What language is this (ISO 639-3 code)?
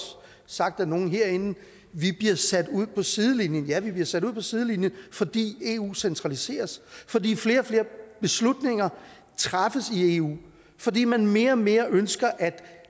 dan